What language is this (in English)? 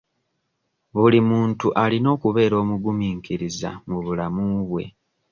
Ganda